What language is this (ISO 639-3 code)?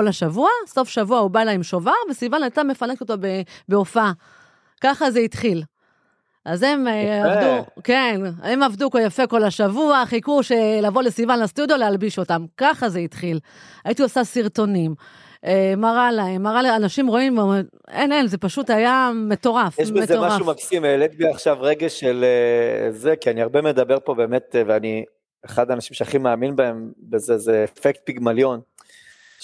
heb